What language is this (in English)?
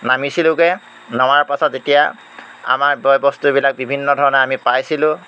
Assamese